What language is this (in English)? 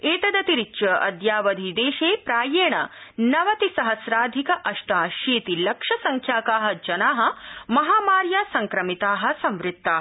Sanskrit